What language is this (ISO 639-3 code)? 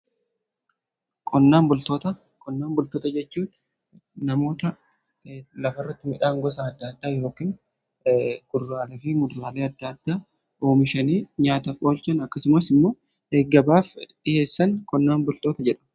orm